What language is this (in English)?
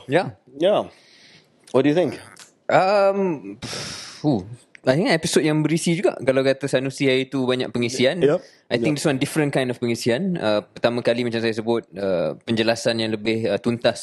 Malay